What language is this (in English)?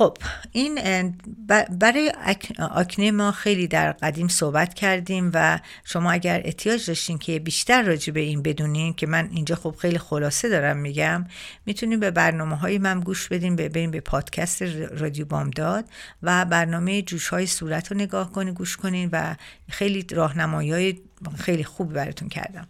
Persian